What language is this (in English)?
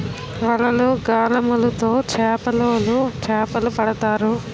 Telugu